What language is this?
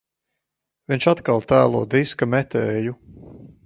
Latvian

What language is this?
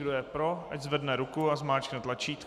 Czech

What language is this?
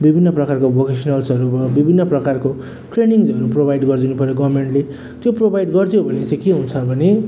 Nepali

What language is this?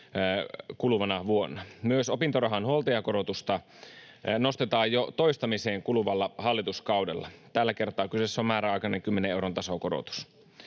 Finnish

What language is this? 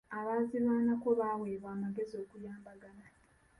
Ganda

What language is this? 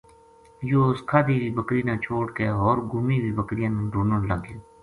Gujari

